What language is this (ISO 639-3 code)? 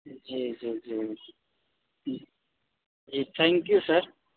urd